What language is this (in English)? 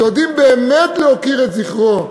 Hebrew